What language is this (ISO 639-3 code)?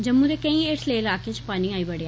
doi